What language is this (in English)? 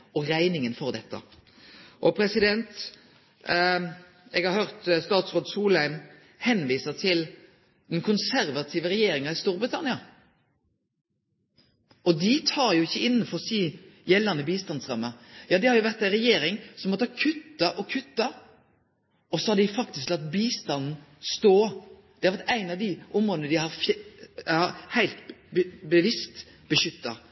Norwegian Nynorsk